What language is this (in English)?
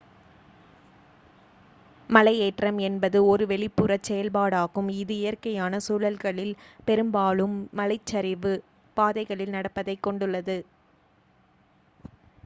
Tamil